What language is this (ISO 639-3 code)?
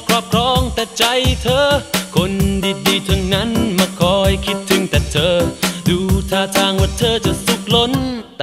tha